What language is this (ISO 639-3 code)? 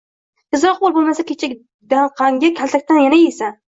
uzb